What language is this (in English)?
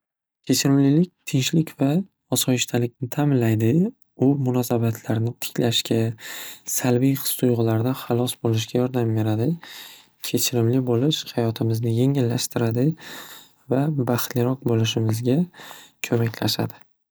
Uzbek